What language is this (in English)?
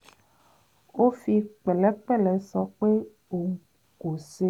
Yoruba